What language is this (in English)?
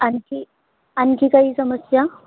Marathi